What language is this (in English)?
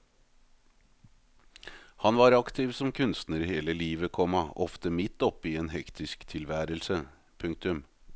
Norwegian